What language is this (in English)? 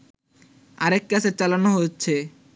Bangla